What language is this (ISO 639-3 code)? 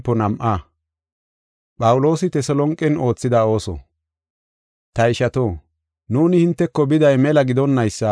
gof